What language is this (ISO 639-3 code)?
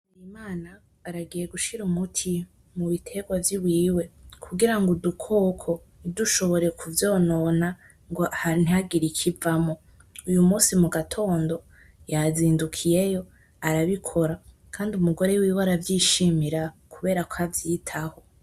run